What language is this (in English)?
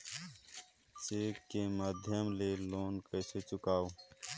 Chhattisgarhi